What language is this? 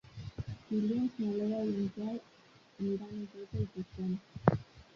Catalan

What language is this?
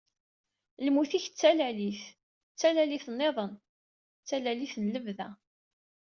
Kabyle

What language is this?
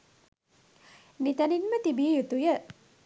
Sinhala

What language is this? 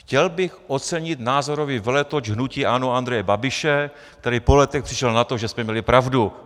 Czech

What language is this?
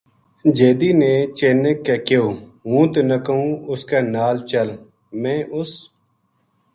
Gujari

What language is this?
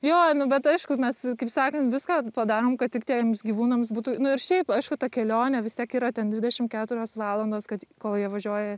Lithuanian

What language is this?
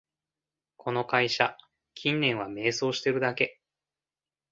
Japanese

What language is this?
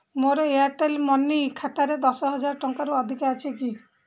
Odia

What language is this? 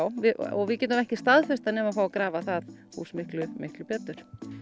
Icelandic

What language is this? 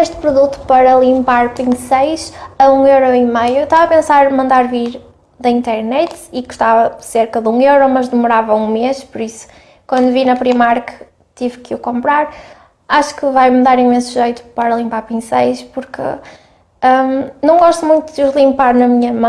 Portuguese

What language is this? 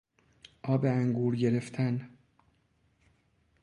Persian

